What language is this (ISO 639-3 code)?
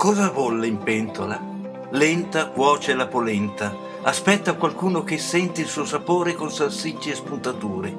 ita